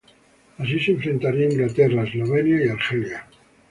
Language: Spanish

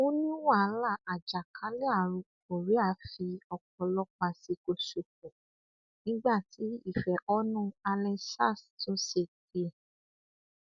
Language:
Yoruba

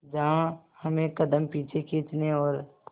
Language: Hindi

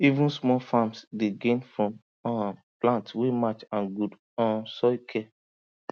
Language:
Nigerian Pidgin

